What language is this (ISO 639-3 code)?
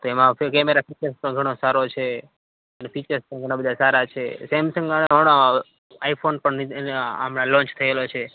guj